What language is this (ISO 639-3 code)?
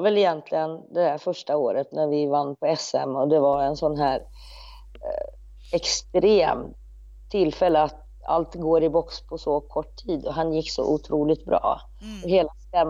swe